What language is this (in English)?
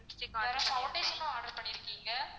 Tamil